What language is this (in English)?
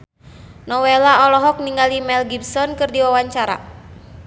Sundanese